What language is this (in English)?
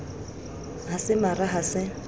Southern Sotho